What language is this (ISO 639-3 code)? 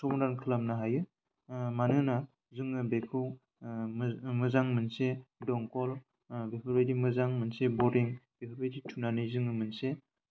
brx